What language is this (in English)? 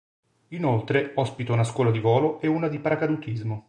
Italian